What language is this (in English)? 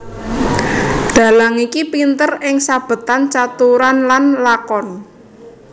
Javanese